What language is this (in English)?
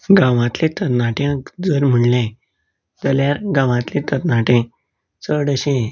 Konkani